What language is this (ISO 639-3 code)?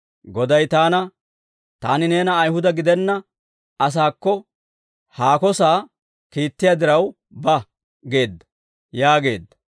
dwr